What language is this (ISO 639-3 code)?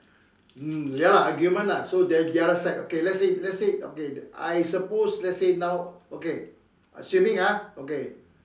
eng